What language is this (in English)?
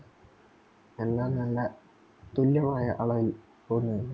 Malayalam